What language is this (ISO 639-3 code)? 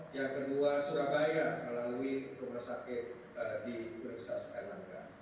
ind